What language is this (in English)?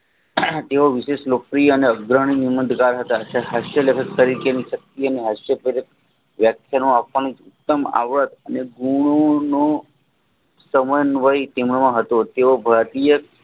Gujarati